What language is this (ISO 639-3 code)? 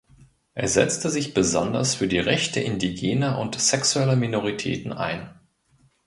deu